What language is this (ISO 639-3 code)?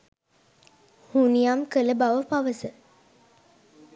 sin